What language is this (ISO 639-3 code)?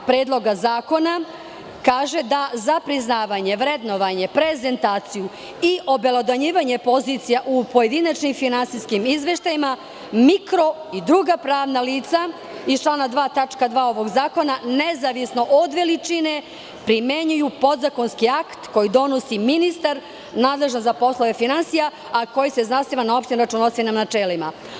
srp